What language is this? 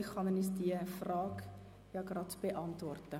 Swiss German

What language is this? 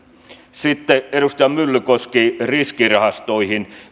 Finnish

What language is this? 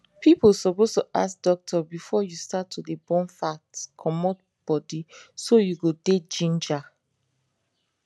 Nigerian Pidgin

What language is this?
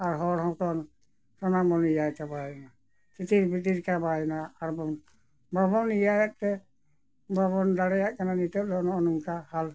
Santali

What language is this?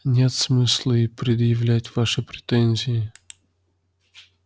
Russian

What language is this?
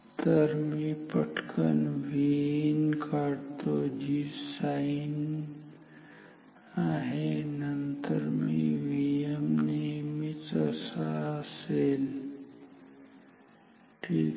Marathi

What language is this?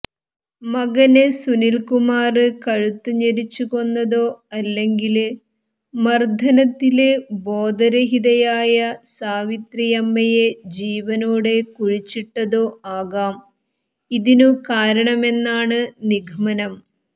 Malayalam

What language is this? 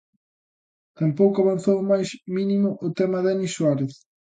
Galician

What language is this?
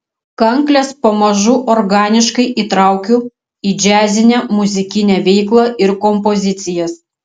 Lithuanian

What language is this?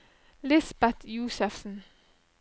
Norwegian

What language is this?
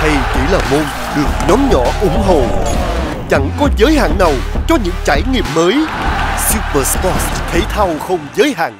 Vietnamese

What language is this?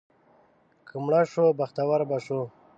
Pashto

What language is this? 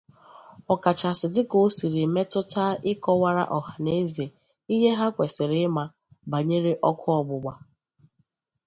Igbo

